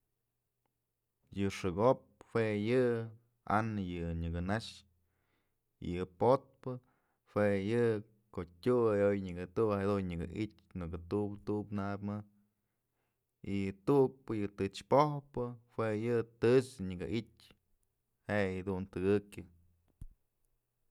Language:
Mazatlán Mixe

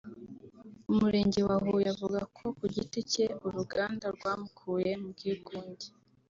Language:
Kinyarwanda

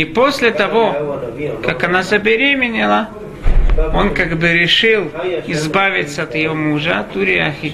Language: Russian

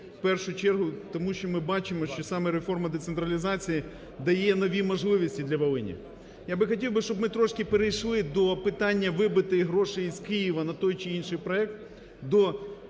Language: Ukrainian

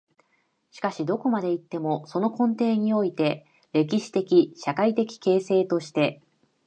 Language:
Japanese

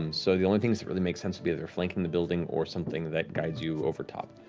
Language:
English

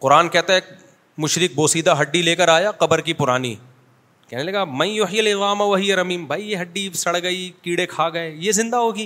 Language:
Urdu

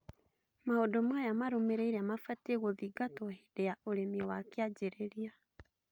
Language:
Kikuyu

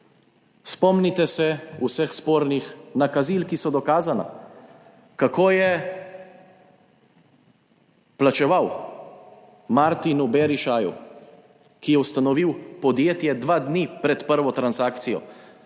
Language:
Slovenian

